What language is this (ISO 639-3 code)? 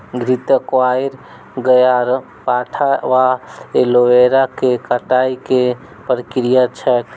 mai